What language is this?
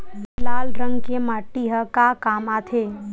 Chhattisgarhi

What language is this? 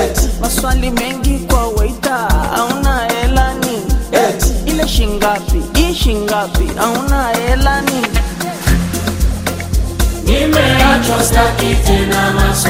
Swahili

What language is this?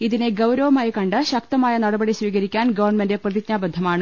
Malayalam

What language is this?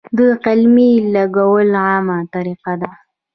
Pashto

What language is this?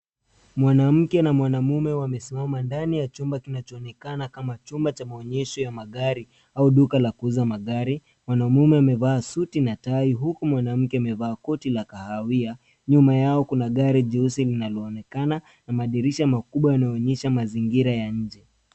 Swahili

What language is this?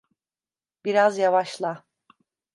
Turkish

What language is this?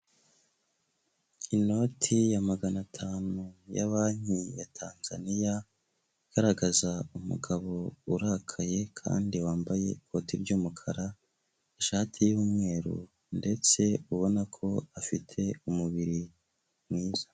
Kinyarwanda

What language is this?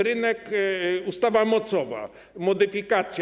Polish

